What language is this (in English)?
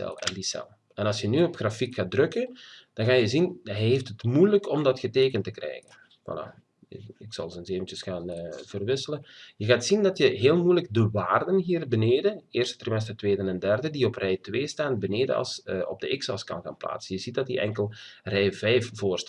Dutch